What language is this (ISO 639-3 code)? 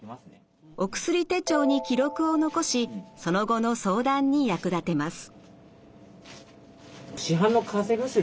jpn